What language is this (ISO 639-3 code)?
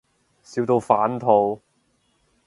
yue